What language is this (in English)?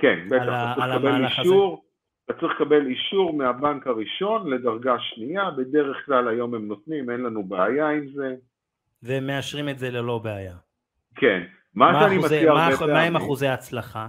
Hebrew